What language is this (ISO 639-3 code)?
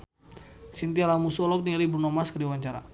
sun